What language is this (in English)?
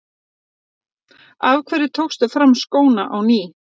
Icelandic